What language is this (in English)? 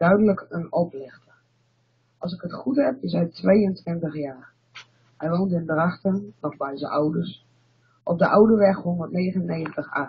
Dutch